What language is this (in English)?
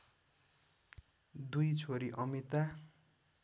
Nepali